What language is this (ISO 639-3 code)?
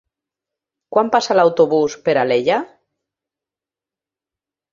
cat